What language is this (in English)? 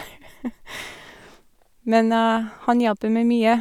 Norwegian